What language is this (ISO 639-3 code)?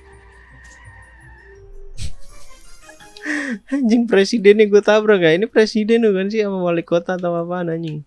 ind